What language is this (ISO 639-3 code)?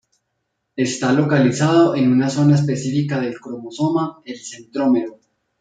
spa